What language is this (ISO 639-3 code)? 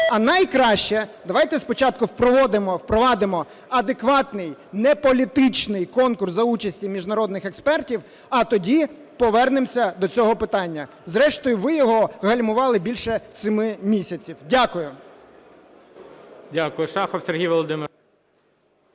ukr